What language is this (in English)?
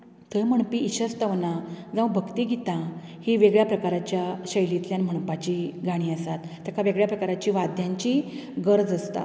Konkani